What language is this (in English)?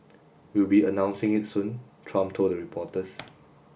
English